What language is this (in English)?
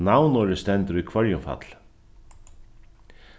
Faroese